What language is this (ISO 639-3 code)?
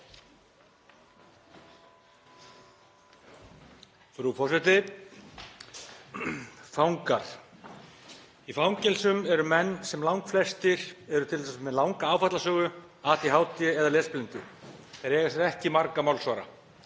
isl